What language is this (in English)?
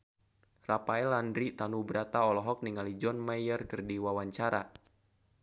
Sundanese